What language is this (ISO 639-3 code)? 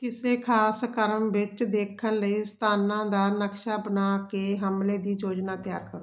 pan